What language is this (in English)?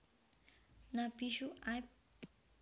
Javanese